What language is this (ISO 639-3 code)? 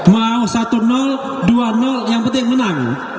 ind